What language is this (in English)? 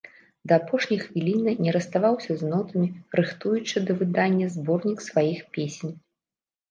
Belarusian